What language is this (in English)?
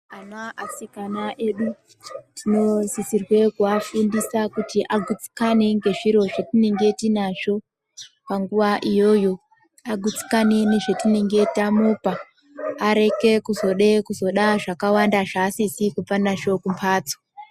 Ndau